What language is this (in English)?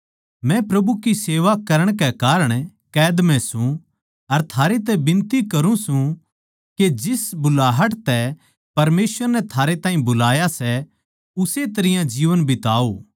Haryanvi